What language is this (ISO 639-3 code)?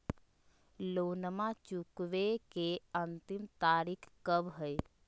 mag